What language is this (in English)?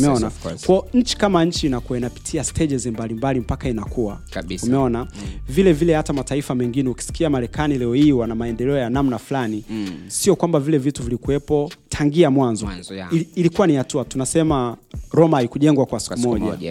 Swahili